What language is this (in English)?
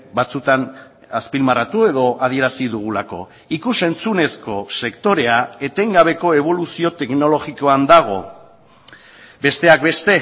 Basque